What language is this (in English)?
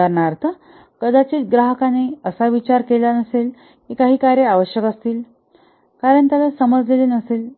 Marathi